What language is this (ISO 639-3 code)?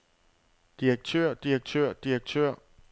dan